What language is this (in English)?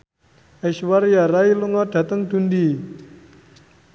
Javanese